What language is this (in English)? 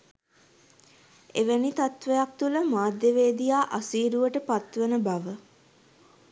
Sinhala